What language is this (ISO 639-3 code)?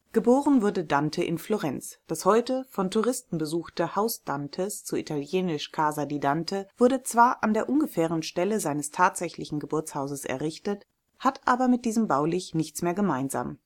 deu